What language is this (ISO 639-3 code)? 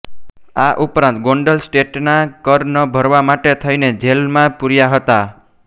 guj